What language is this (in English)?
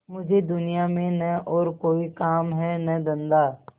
Hindi